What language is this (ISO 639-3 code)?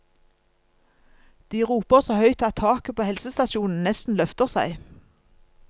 nor